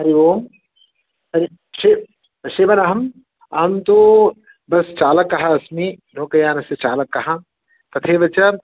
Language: Sanskrit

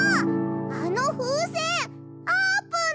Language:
Japanese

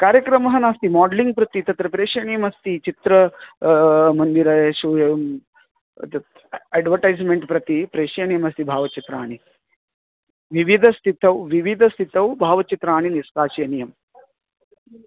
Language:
Sanskrit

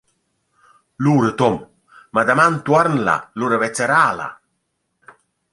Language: Romansh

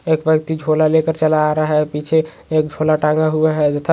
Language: Magahi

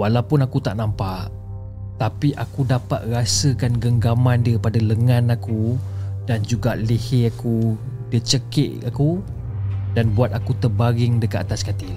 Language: Malay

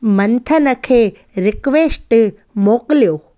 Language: Sindhi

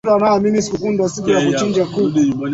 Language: Swahili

